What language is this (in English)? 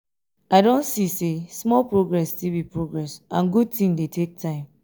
Nigerian Pidgin